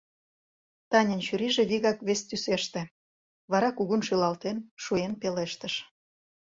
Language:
Mari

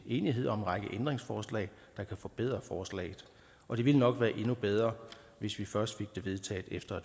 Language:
Danish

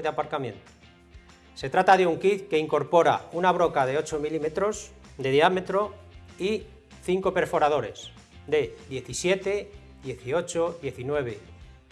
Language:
Spanish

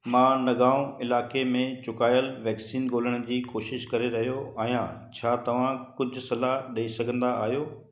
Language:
Sindhi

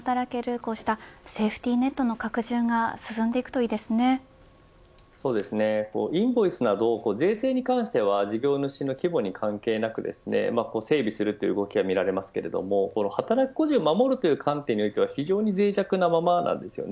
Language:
Japanese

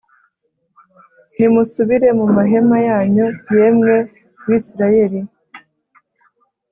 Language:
Kinyarwanda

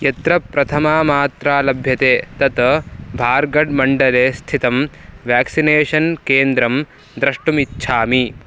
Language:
Sanskrit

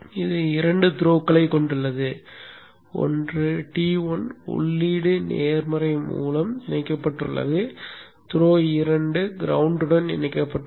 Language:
Tamil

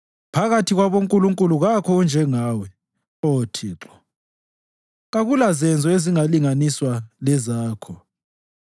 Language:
North Ndebele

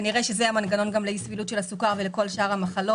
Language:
Hebrew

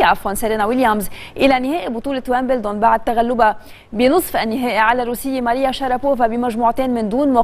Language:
Arabic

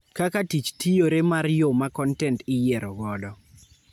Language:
Luo (Kenya and Tanzania)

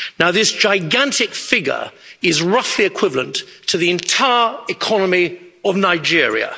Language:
English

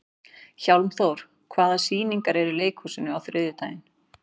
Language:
Icelandic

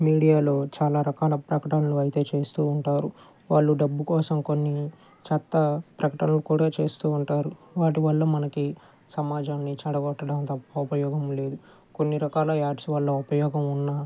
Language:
Telugu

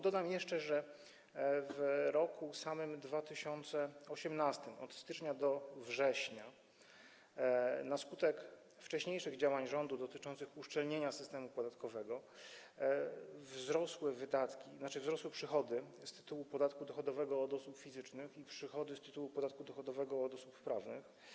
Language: Polish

